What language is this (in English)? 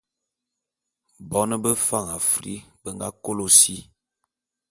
Bulu